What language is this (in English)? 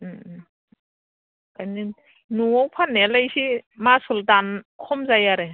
Bodo